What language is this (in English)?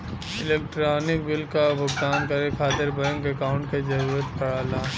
Bhojpuri